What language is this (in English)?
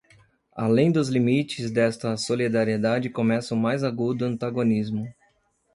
Portuguese